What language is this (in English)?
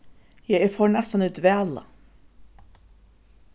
Faroese